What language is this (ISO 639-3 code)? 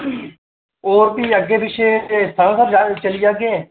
doi